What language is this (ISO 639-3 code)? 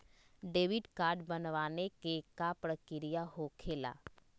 mag